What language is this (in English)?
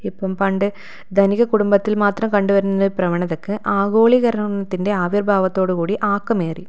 Malayalam